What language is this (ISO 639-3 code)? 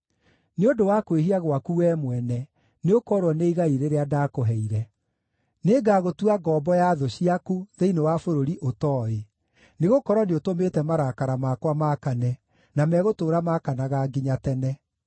kik